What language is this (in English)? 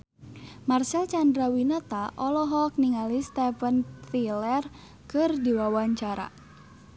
Sundanese